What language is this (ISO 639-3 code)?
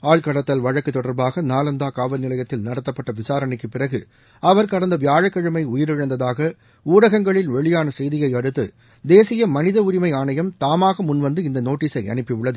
tam